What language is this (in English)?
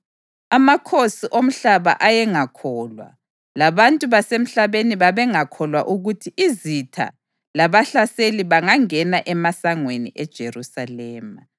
North Ndebele